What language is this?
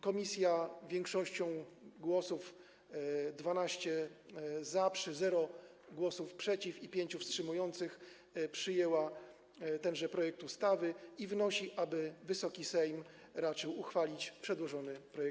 Polish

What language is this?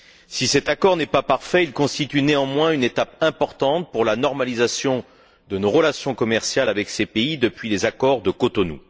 French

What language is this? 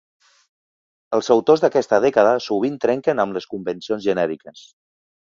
Catalan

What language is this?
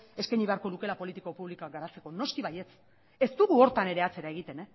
Basque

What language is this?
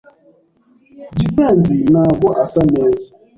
Kinyarwanda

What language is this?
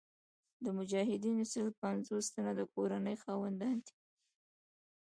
Pashto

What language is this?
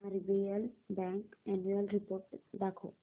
Marathi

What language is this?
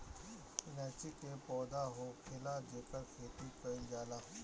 Bhojpuri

